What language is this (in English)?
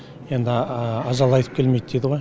Kazakh